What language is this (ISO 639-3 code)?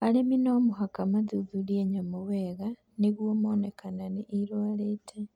kik